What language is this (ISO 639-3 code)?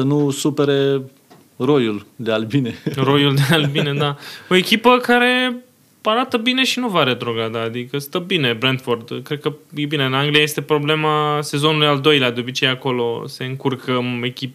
ron